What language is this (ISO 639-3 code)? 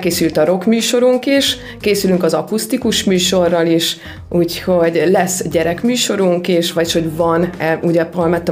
hun